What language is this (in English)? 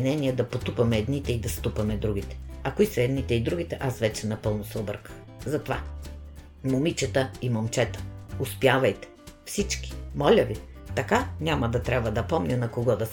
Bulgarian